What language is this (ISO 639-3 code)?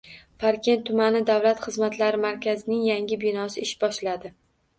uzb